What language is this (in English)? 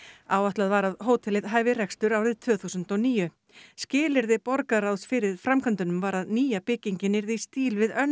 Icelandic